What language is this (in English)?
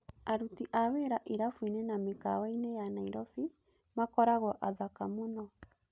Kikuyu